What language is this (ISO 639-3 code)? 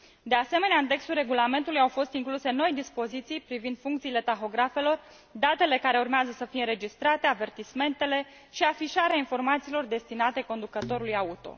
ron